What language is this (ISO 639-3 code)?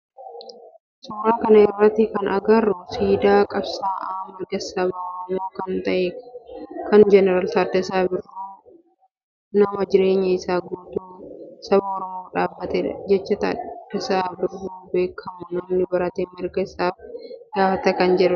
orm